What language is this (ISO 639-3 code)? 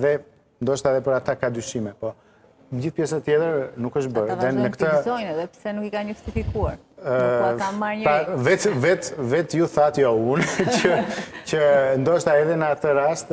ron